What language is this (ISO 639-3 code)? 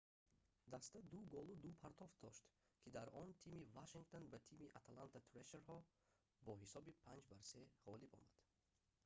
tgk